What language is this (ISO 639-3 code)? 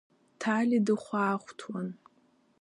abk